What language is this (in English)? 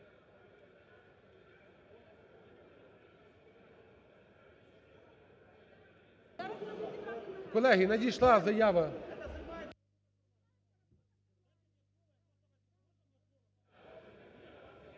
Ukrainian